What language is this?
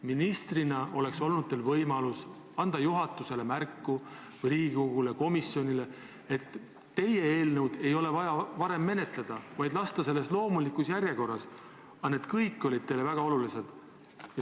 Estonian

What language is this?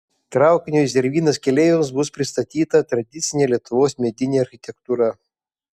Lithuanian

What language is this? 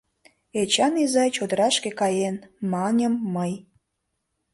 Mari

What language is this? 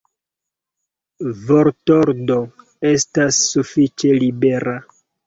Esperanto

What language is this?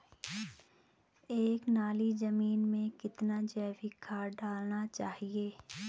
Hindi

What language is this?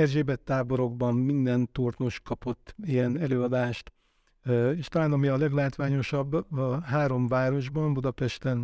Hungarian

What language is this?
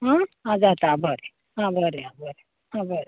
Konkani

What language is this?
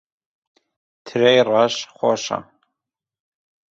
Central Kurdish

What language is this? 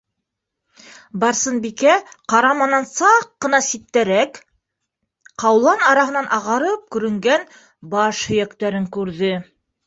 Bashkir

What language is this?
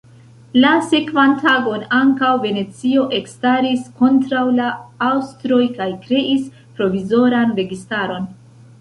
Esperanto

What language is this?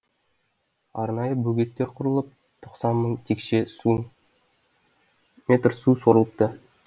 Kazakh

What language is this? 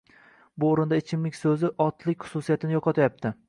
Uzbek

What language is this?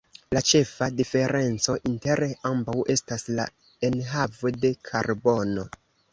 Esperanto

